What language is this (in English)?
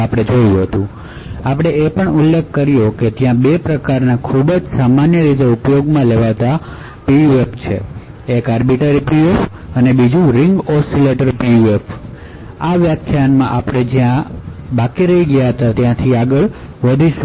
Gujarati